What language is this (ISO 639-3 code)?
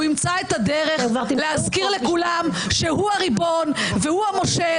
heb